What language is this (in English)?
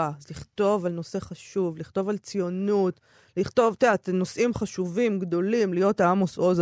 Hebrew